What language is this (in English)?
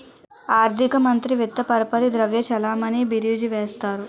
Telugu